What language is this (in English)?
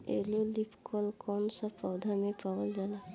Bhojpuri